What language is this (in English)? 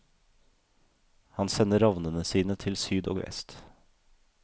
Norwegian